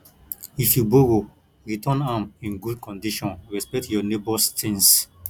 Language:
Nigerian Pidgin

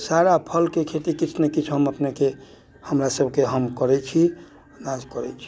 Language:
Maithili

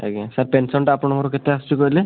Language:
Odia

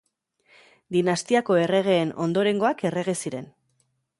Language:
Basque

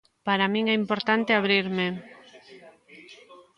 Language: Galician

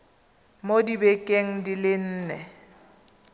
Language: Tswana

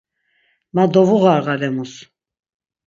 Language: Laz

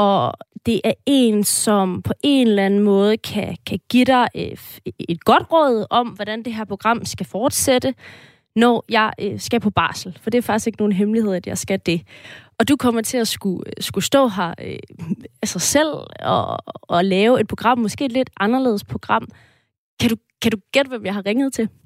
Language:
Danish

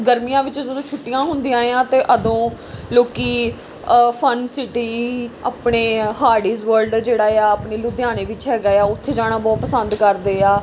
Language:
Punjabi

